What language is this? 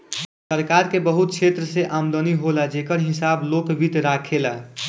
Bhojpuri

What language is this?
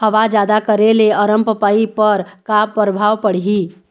Chhattisgarhi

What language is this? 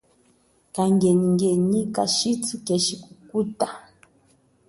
Chokwe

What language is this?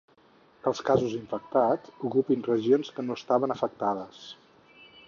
Catalan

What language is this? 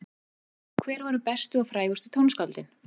Icelandic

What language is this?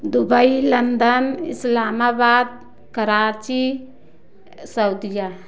Hindi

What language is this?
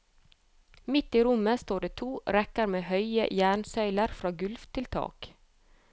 Norwegian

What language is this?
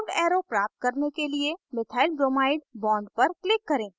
Hindi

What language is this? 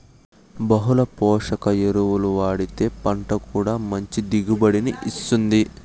Telugu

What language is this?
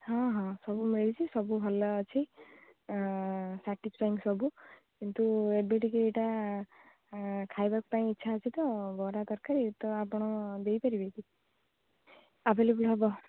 Odia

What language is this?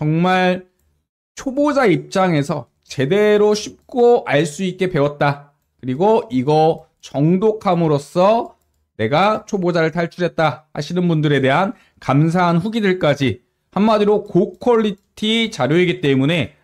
Korean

